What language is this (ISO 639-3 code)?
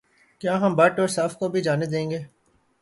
urd